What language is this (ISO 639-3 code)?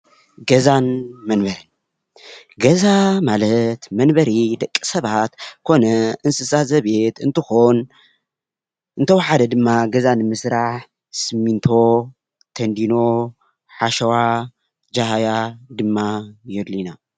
tir